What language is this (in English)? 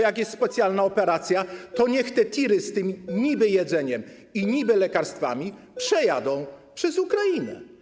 Polish